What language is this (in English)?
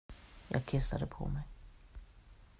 Swedish